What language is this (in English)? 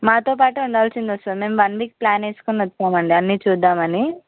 Telugu